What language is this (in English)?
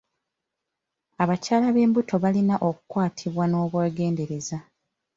Ganda